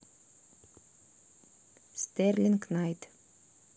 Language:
Russian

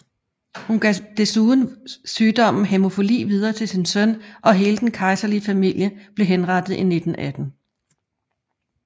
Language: Danish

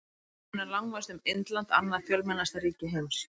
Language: Icelandic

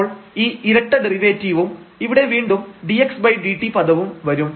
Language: Malayalam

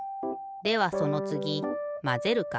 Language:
Japanese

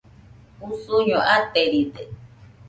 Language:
Nüpode Huitoto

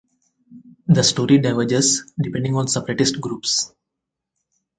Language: English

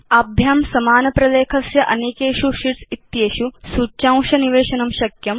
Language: Sanskrit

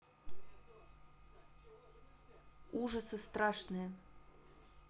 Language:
Russian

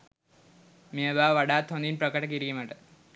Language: Sinhala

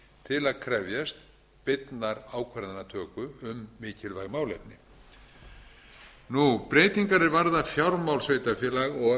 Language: Icelandic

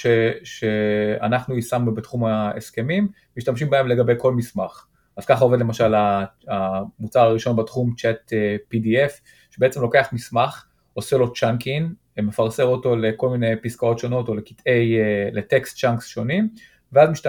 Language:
Hebrew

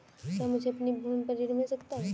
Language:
Hindi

